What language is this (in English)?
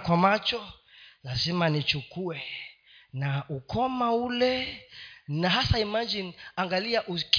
Swahili